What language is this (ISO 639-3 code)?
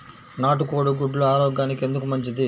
tel